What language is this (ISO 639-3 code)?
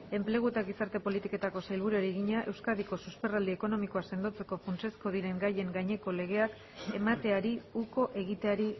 eus